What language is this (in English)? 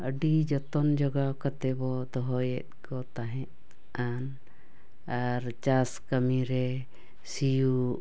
Santali